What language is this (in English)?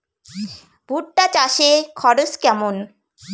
Bangla